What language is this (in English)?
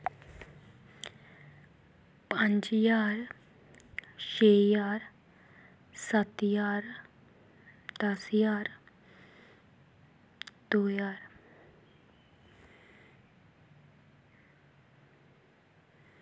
Dogri